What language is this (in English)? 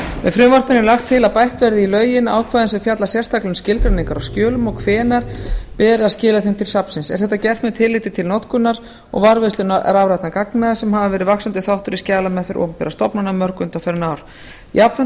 Icelandic